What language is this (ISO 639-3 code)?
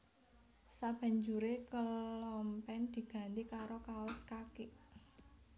jav